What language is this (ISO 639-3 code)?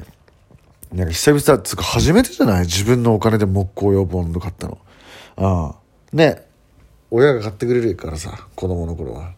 jpn